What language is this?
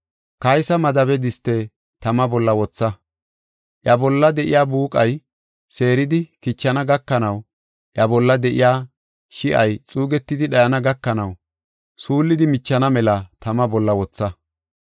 Gofa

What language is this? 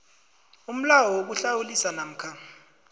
South Ndebele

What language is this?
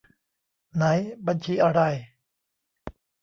Thai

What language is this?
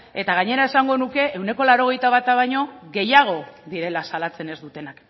Basque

